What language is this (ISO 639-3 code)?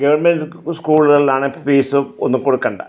mal